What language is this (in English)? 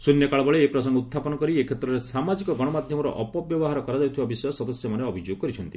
Odia